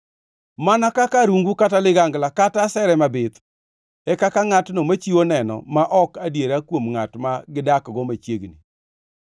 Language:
Luo (Kenya and Tanzania)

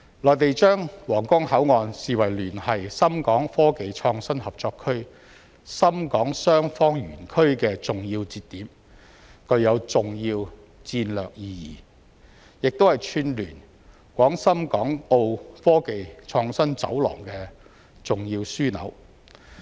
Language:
Cantonese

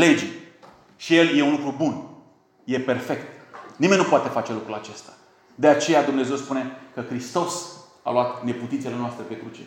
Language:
Romanian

